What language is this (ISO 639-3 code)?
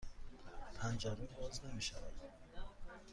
fas